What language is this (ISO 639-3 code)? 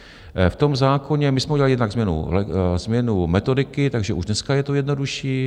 ces